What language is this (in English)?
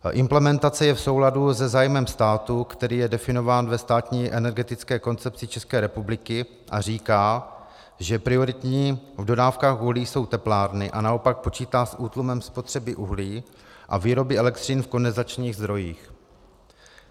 Czech